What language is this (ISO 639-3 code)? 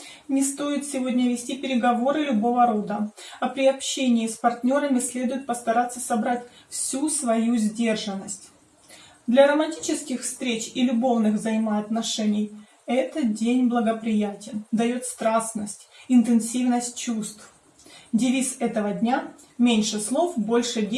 rus